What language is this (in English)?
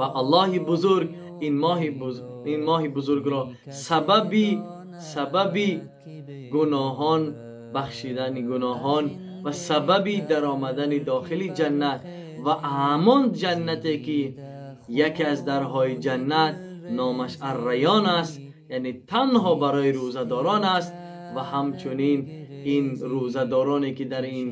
Persian